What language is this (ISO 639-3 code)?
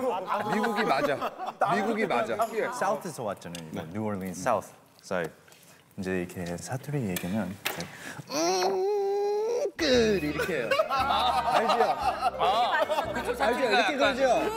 kor